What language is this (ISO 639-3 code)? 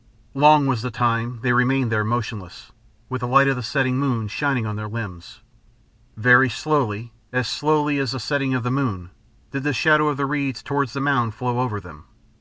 eng